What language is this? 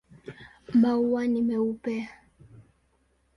Swahili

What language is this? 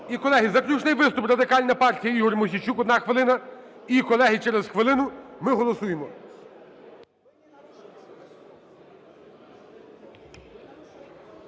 Ukrainian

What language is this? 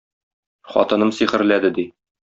Tatar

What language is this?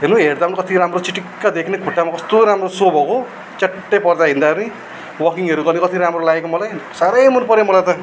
Nepali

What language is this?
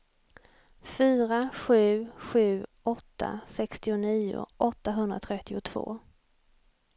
Swedish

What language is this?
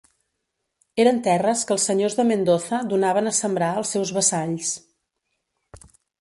Catalan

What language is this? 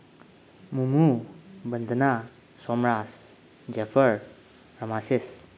Manipuri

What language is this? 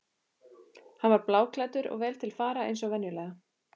Icelandic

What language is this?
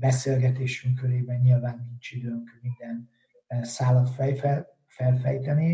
Hungarian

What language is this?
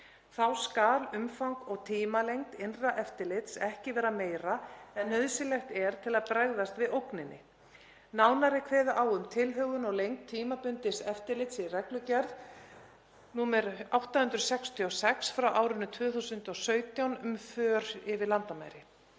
Icelandic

